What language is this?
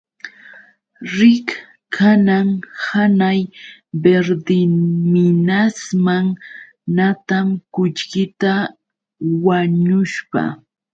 Yauyos Quechua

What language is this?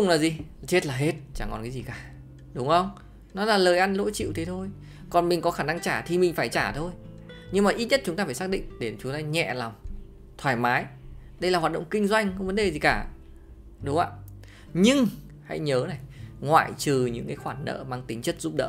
Vietnamese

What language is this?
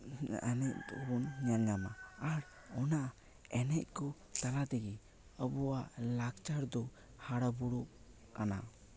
Santali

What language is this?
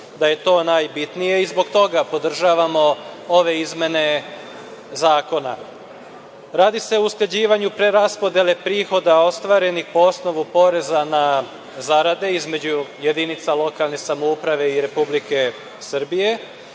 Serbian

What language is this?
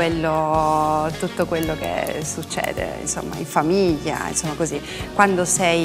Italian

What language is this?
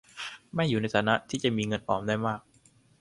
Thai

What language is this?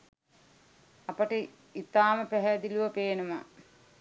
Sinhala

